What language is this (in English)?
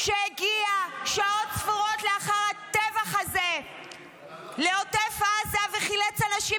Hebrew